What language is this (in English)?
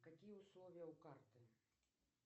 Russian